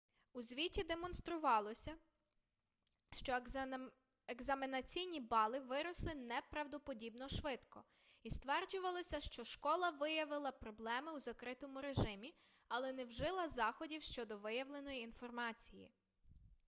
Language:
Ukrainian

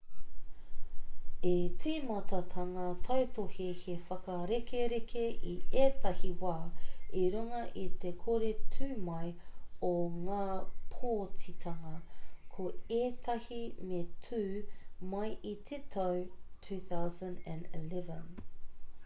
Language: Māori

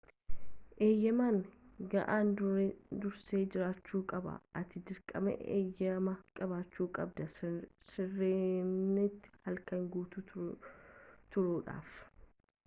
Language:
Oromo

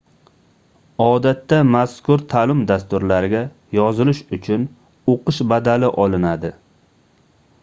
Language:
Uzbek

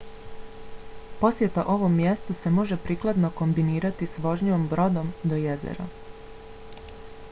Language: Bosnian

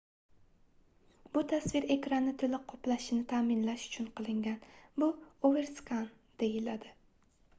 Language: Uzbek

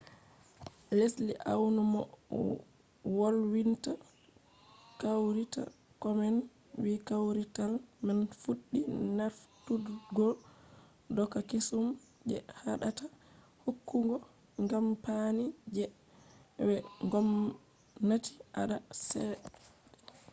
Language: Fula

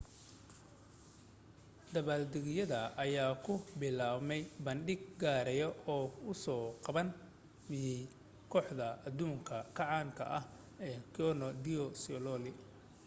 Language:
Somali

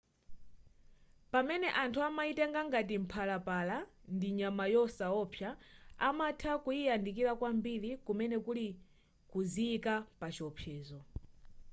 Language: Nyanja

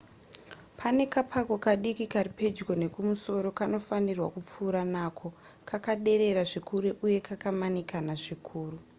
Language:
Shona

